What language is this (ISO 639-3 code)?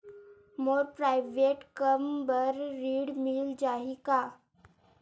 hne